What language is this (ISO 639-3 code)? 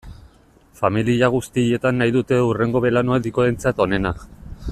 eus